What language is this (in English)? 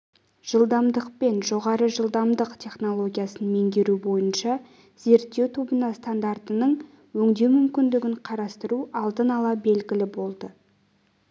Kazakh